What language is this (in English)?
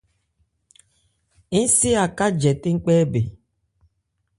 Ebrié